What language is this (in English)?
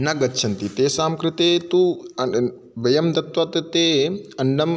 Sanskrit